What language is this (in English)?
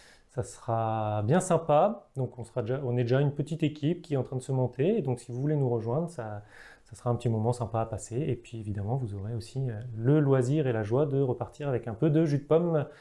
French